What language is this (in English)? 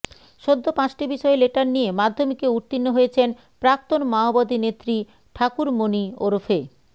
Bangla